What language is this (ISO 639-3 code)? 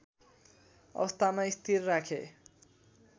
nep